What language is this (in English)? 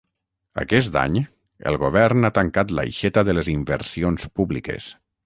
Catalan